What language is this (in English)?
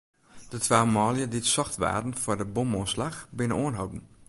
Western Frisian